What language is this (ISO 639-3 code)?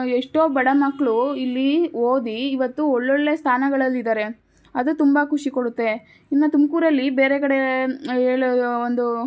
kan